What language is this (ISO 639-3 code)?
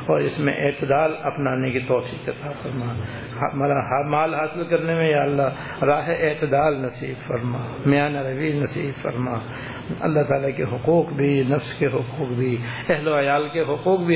urd